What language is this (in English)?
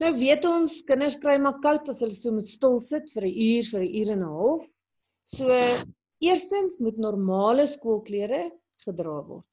Dutch